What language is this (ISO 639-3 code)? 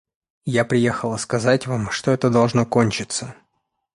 rus